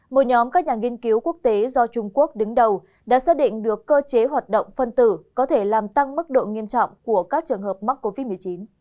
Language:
Vietnamese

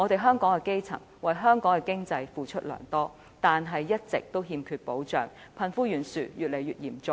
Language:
Cantonese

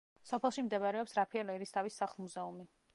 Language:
Georgian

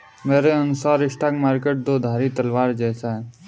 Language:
Hindi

